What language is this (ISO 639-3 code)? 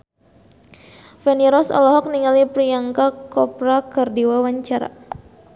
sun